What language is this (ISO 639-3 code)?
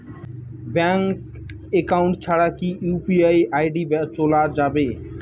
ben